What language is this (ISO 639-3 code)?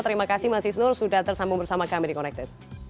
ind